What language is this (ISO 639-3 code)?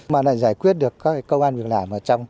vie